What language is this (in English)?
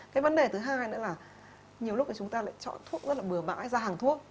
Vietnamese